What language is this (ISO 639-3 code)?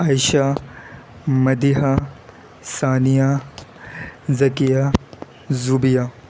urd